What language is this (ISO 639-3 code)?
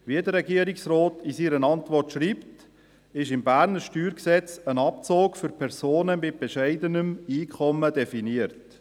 gsw